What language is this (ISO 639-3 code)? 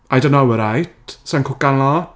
cym